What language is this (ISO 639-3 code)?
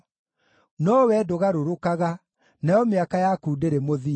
kik